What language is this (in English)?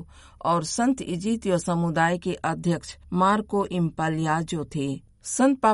Hindi